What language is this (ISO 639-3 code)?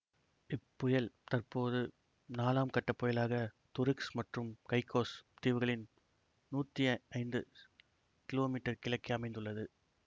tam